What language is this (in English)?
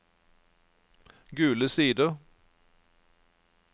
Norwegian